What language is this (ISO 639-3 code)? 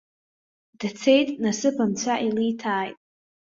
abk